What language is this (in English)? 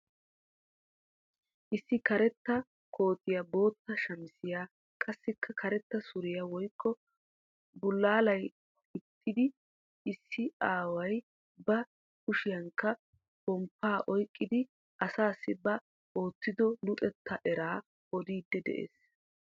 Wolaytta